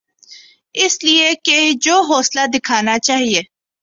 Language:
Urdu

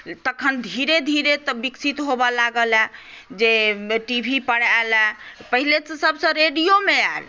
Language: Maithili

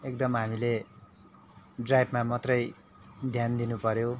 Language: Nepali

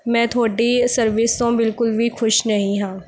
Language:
Punjabi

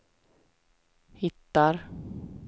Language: Swedish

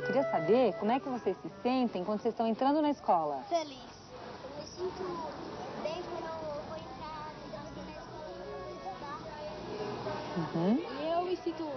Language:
Portuguese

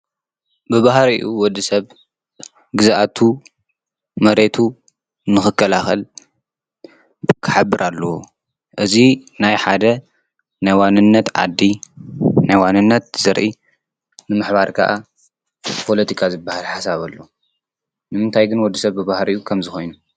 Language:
Tigrinya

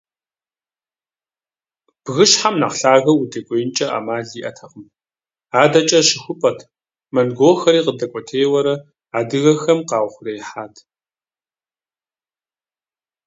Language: Kabardian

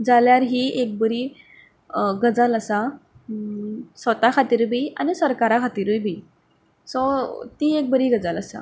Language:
Konkani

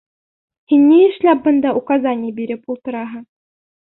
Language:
Bashkir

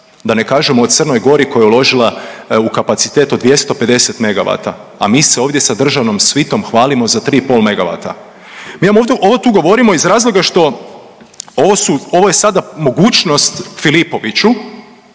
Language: Croatian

